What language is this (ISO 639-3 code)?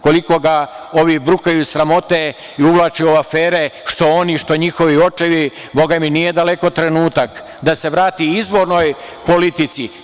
srp